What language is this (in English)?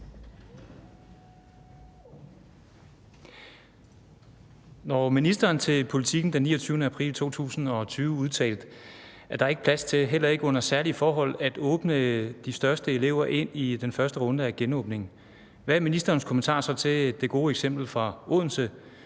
Danish